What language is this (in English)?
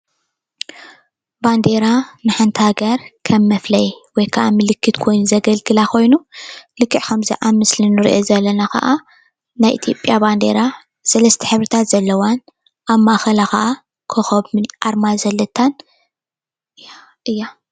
Tigrinya